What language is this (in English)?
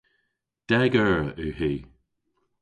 Cornish